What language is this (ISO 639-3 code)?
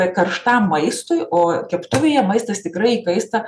lit